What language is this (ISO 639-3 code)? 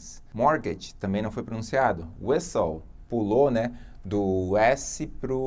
por